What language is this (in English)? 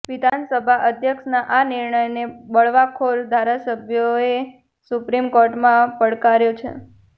Gujarati